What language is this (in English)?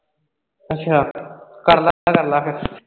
Punjabi